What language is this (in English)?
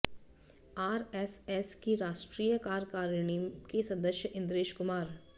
Hindi